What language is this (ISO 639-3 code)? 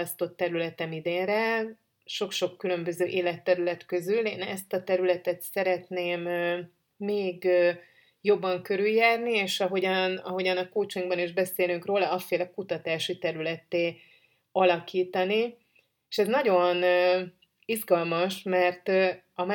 hun